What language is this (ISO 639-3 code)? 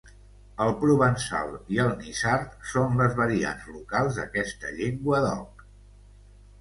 cat